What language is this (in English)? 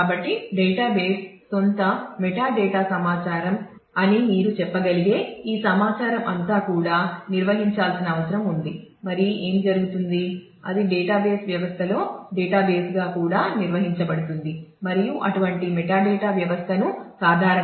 Telugu